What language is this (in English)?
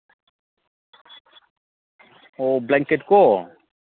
Manipuri